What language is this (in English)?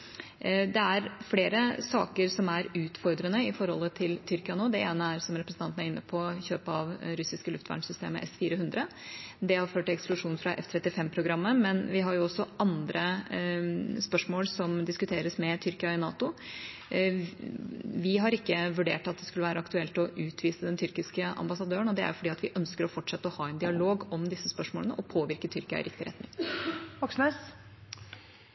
Norwegian